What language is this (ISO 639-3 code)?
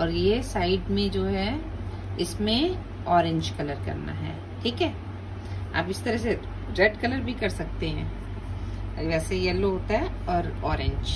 hin